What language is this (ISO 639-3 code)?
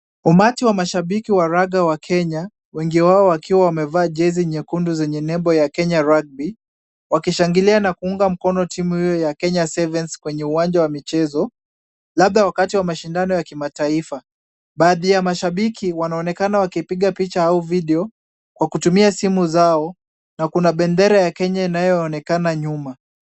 swa